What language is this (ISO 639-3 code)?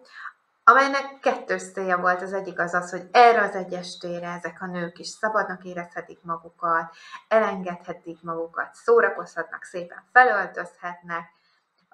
hun